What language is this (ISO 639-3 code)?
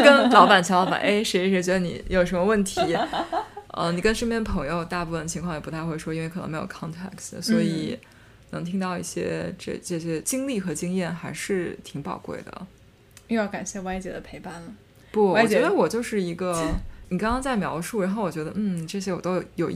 zho